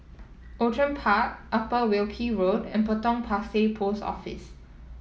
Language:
English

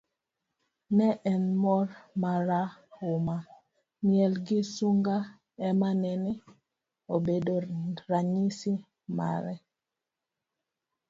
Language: Luo (Kenya and Tanzania)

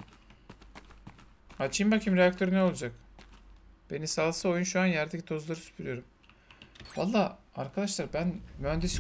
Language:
Turkish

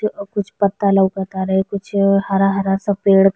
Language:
Bhojpuri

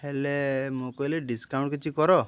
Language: Odia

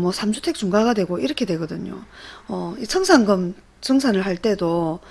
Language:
Korean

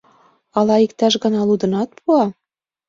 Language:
Mari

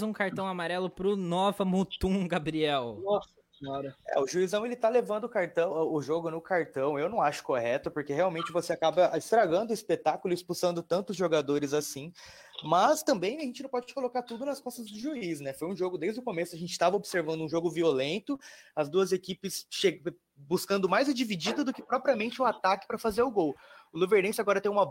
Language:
Portuguese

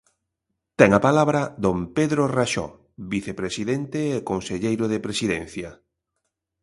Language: Galician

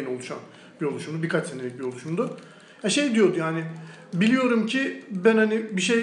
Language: Turkish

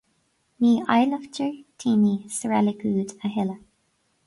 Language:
Irish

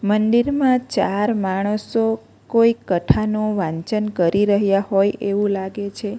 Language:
Gujarati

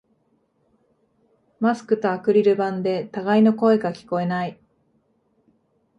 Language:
Japanese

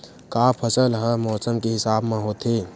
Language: Chhattisgarhi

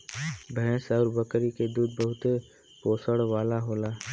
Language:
Bhojpuri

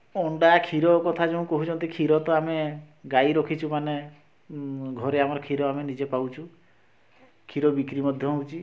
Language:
Odia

